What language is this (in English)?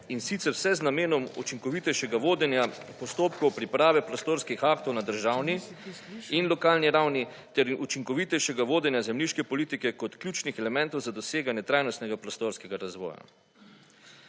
Slovenian